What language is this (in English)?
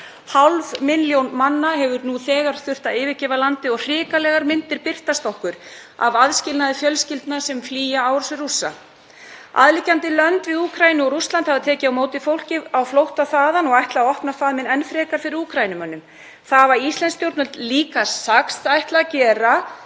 Icelandic